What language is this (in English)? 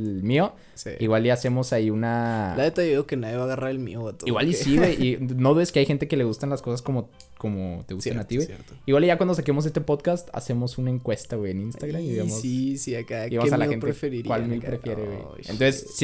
Spanish